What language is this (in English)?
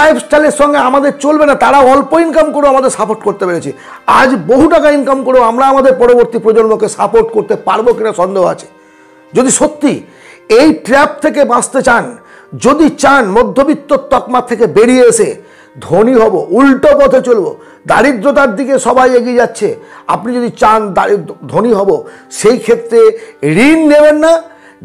Bangla